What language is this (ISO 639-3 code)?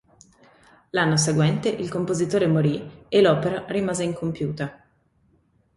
ita